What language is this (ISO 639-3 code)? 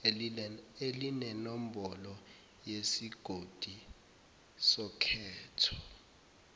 zul